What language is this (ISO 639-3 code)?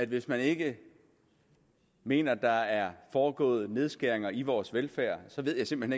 dan